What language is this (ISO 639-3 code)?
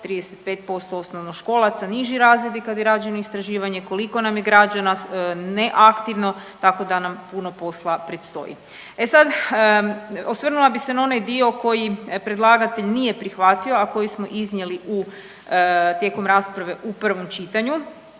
hrv